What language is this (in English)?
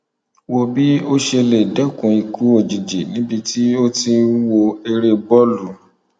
Yoruba